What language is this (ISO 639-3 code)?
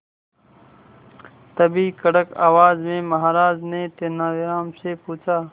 hin